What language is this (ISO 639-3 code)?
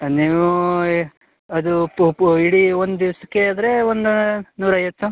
kan